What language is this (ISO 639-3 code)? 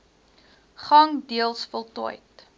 afr